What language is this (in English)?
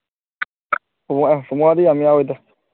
Manipuri